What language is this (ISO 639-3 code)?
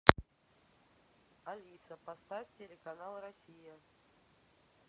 rus